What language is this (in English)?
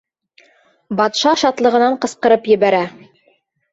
Bashkir